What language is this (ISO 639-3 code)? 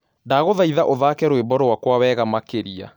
kik